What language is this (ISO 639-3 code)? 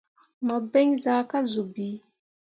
mua